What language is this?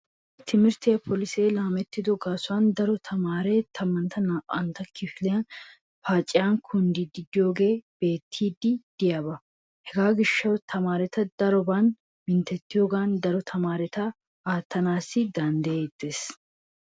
Wolaytta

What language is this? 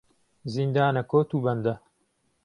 Central Kurdish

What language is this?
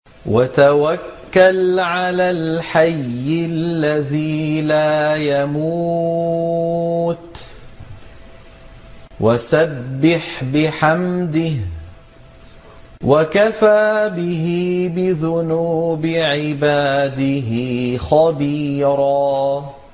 Arabic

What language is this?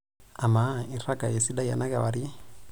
Masai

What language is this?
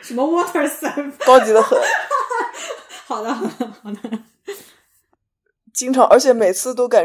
Chinese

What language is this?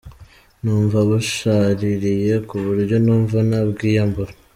Kinyarwanda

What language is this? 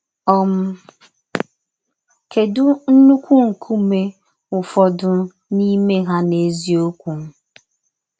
Igbo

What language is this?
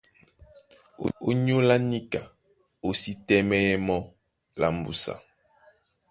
Duala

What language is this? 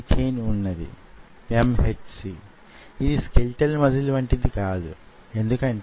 Telugu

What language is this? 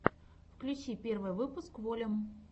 Russian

